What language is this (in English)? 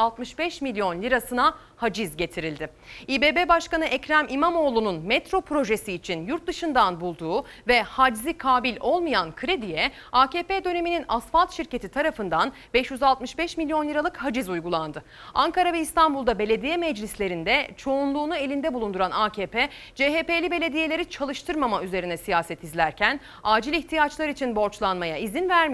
Turkish